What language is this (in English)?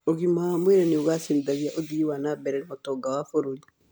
Kikuyu